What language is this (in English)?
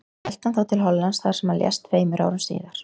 Icelandic